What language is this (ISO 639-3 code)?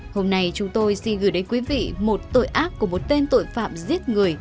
vie